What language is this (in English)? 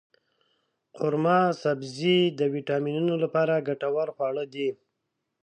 Pashto